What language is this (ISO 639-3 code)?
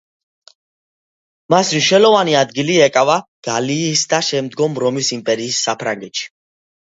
kat